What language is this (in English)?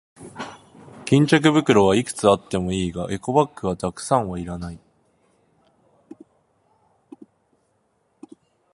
Japanese